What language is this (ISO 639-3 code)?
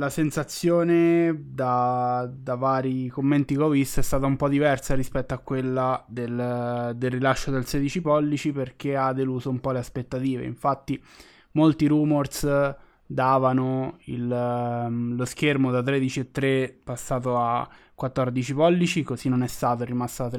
ita